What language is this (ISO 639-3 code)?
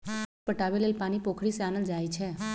mag